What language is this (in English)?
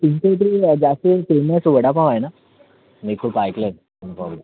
Marathi